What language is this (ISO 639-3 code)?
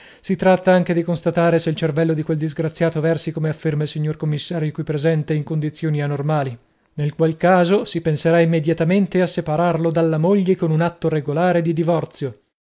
ita